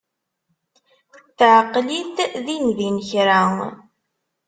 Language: Kabyle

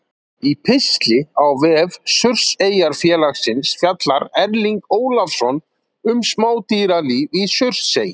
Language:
Icelandic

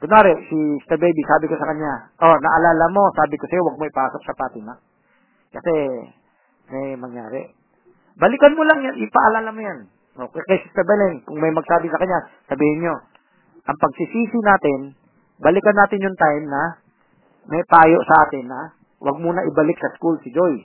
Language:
Filipino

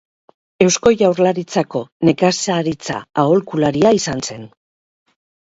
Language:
Basque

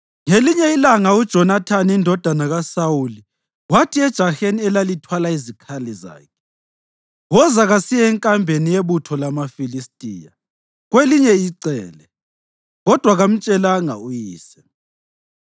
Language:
North Ndebele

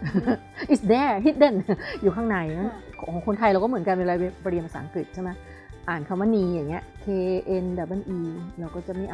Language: Thai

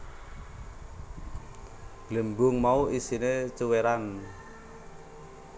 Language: Javanese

